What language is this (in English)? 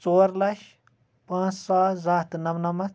Kashmiri